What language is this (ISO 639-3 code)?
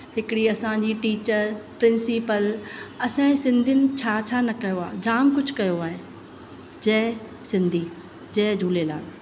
snd